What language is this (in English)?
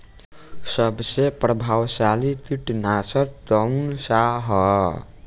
Bhojpuri